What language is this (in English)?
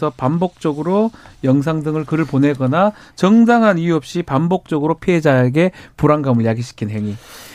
Korean